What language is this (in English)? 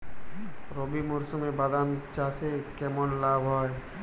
Bangla